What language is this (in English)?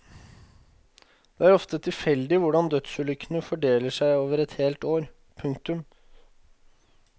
Norwegian